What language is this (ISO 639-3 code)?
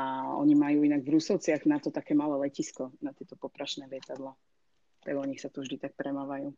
slk